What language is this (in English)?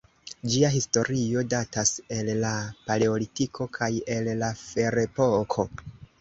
Esperanto